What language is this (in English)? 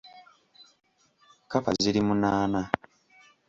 Ganda